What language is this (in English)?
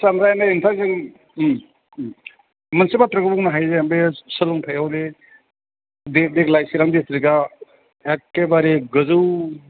Bodo